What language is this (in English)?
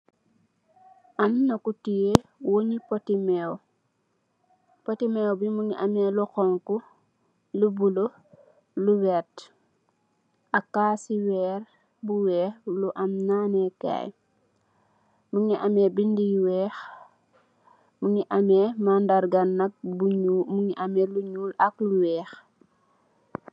Wolof